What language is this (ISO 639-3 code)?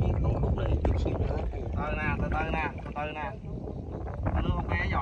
vie